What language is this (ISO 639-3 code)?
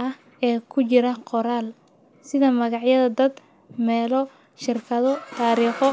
som